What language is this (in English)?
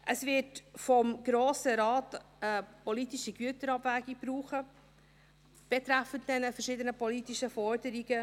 Swiss German